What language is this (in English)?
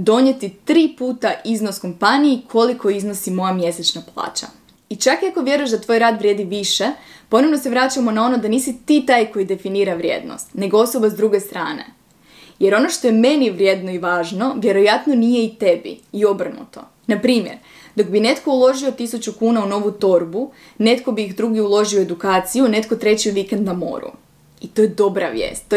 Croatian